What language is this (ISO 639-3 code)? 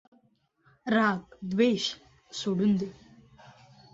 mar